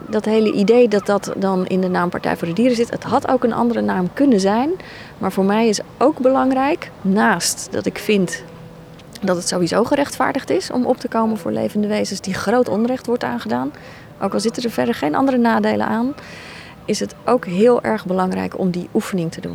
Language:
Dutch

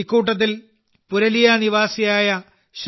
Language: Malayalam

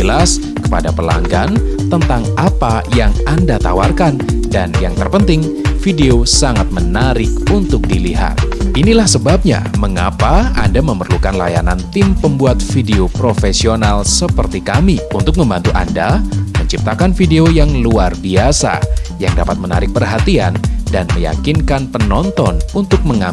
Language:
Indonesian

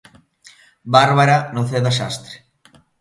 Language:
Galician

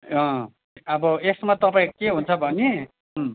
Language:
Nepali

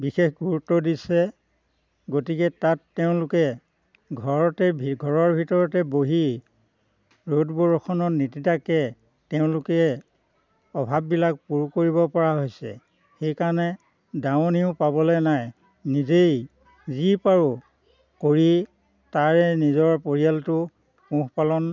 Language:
Assamese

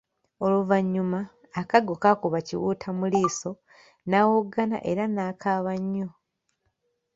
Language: Ganda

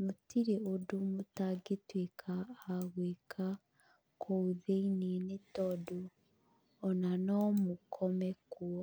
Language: Kikuyu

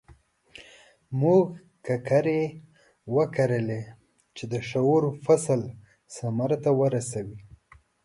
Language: Pashto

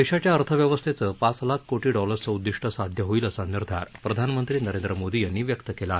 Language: Marathi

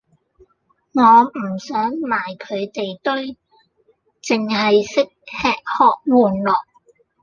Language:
Cantonese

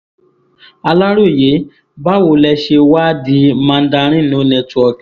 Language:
Yoruba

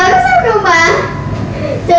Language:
Vietnamese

